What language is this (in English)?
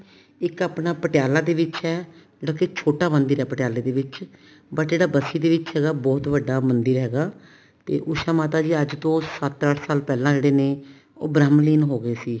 Punjabi